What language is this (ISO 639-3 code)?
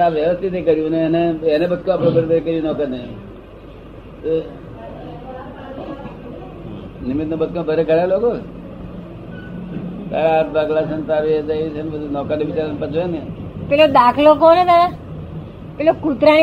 guj